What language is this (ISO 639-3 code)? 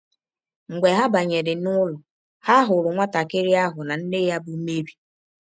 ibo